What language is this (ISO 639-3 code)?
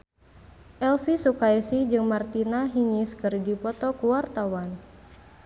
sun